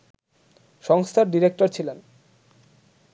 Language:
Bangla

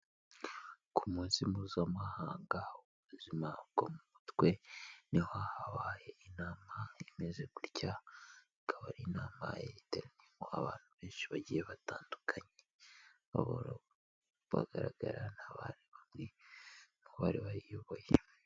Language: Kinyarwanda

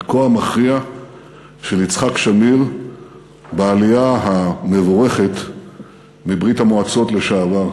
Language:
Hebrew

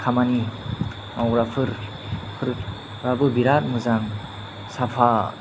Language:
Bodo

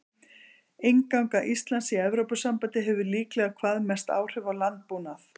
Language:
Icelandic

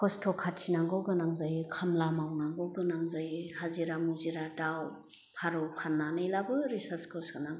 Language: Bodo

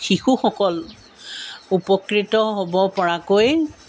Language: Assamese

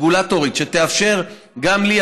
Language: Hebrew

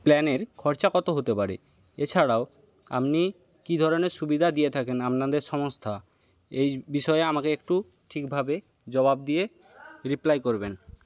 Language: Bangla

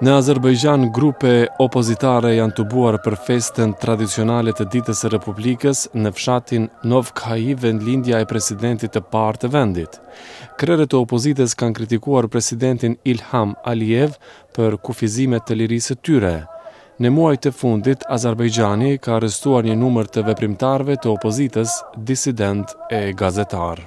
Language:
Romanian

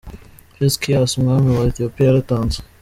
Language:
Kinyarwanda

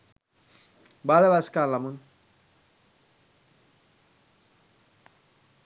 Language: Sinhala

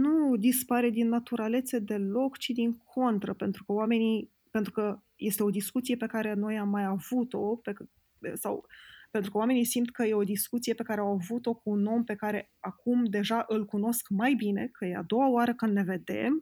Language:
Romanian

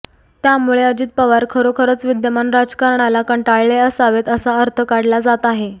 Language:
Marathi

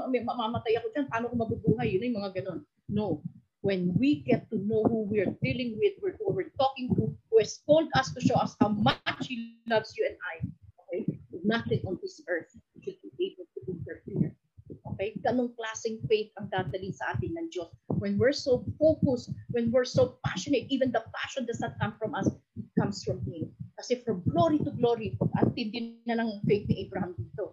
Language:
Filipino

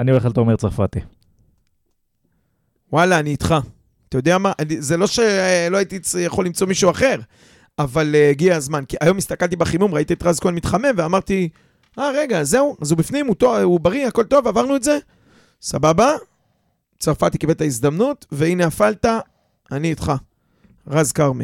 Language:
Hebrew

